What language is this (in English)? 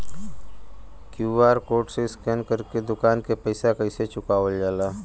Bhojpuri